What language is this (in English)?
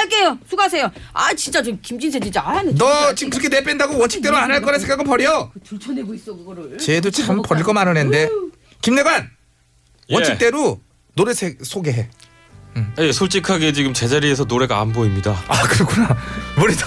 Korean